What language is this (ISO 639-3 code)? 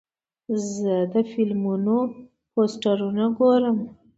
pus